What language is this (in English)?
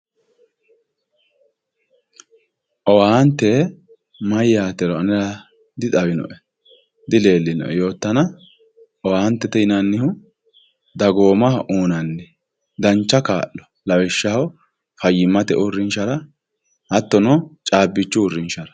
Sidamo